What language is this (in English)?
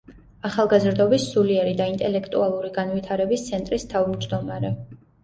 Georgian